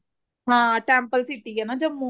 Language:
Punjabi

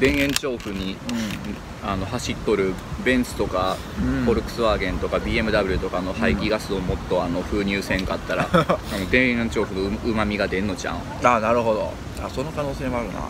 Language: Japanese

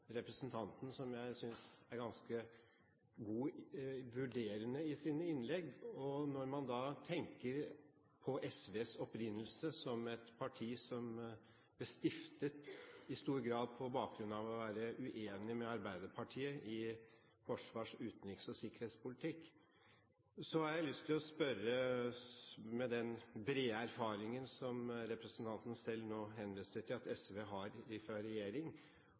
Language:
Norwegian Bokmål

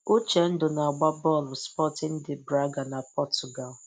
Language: Igbo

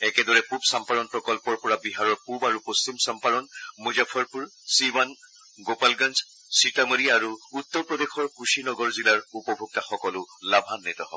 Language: Assamese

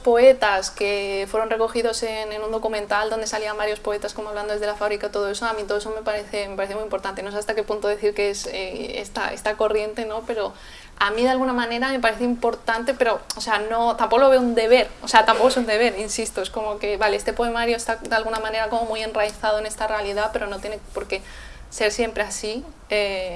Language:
Spanish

